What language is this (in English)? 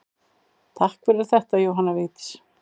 Icelandic